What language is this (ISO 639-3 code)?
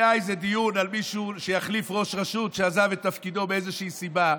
heb